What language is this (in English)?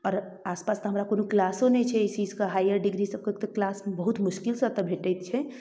Maithili